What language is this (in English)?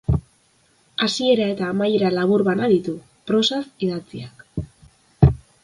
Basque